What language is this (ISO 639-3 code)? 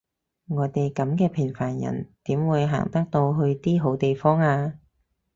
yue